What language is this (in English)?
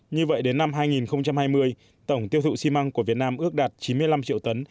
Vietnamese